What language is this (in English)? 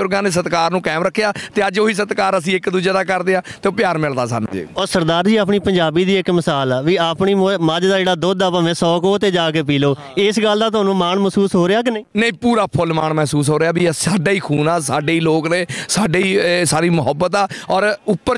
Hindi